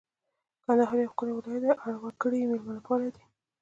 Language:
Pashto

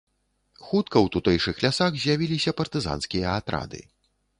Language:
Belarusian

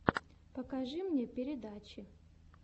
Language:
Russian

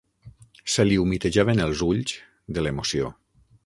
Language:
Catalan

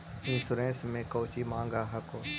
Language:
Magahi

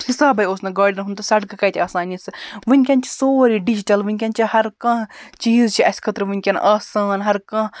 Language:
Kashmiri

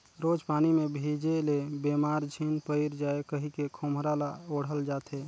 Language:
Chhattisgarhi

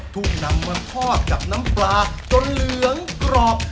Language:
Thai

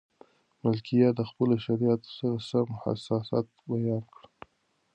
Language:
Pashto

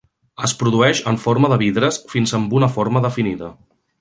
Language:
Catalan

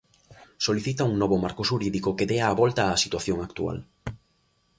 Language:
Galician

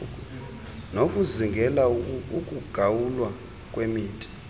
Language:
Xhosa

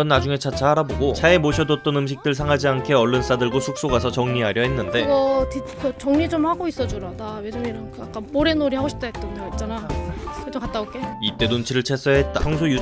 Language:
Korean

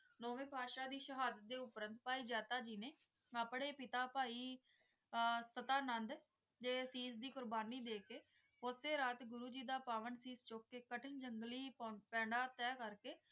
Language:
Punjabi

